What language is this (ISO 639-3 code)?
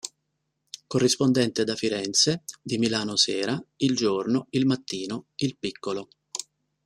ita